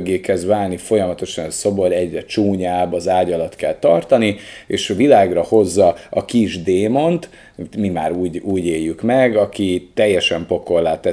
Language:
Hungarian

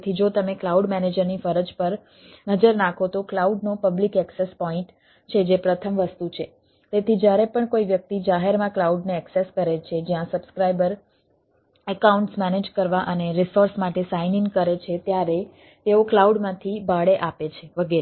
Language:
Gujarati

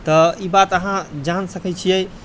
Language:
Maithili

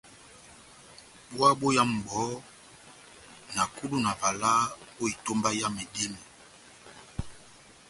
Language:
Batanga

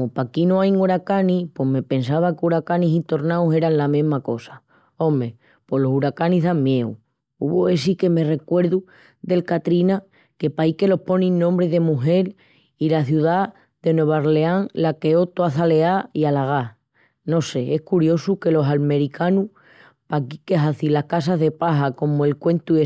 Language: Extremaduran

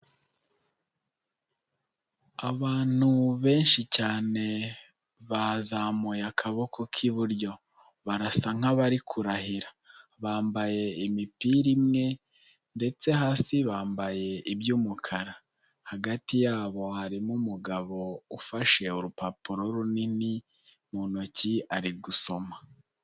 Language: Kinyarwanda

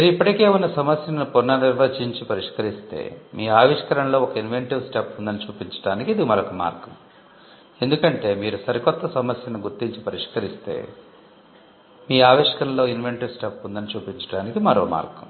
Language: Telugu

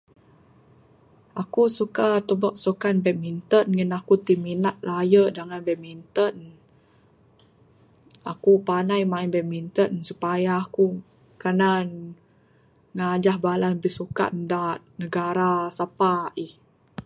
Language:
Bukar-Sadung Bidayuh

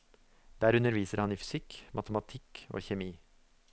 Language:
Norwegian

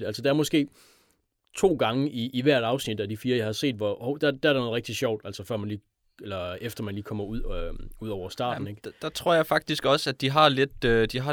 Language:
Danish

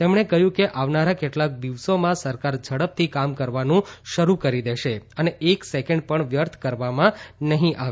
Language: Gujarati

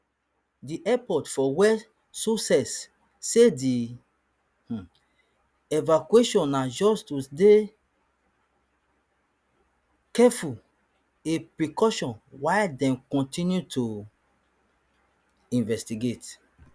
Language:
Nigerian Pidgin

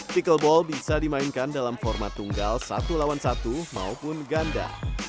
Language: Indonesian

